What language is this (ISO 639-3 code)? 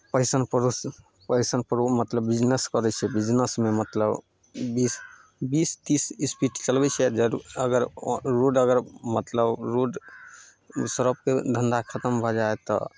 mai